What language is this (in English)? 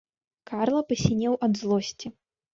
Belarusian